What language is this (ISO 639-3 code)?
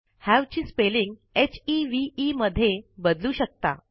mar